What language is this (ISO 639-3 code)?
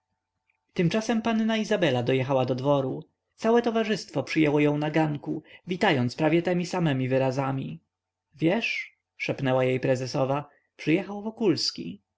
pol